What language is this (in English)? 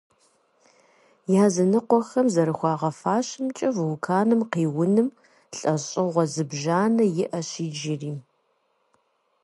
Kabardian